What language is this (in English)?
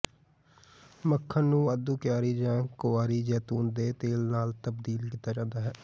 Punjabi